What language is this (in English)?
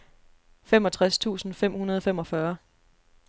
Danish